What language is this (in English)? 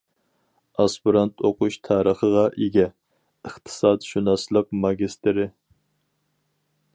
Uyghur